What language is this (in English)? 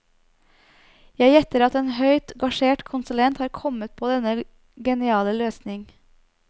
Norwegian